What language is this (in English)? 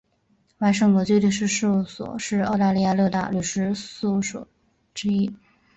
Chinese